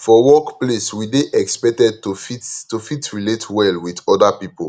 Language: Nigerian Pidgin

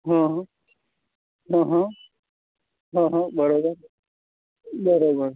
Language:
Gujarati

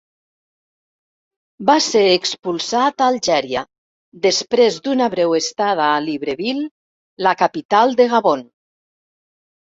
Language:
Catalan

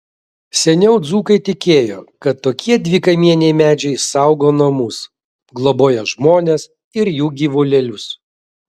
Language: Lithuanian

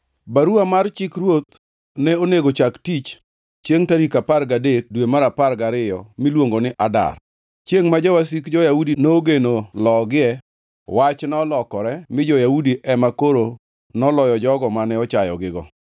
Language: Luo (Kenya and Tanzania)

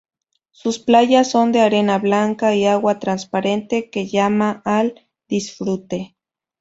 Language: Spanish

